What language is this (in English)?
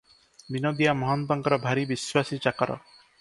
Odia